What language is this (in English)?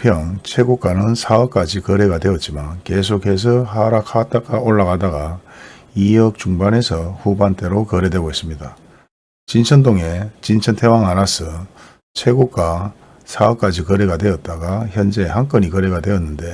Korean